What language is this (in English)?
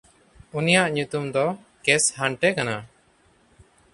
Santali